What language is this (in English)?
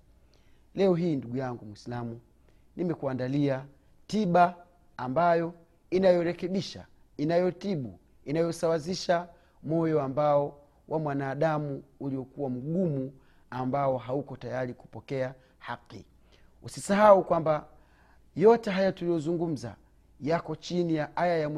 Swahili